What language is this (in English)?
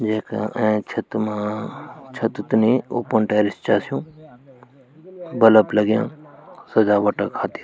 Garhwali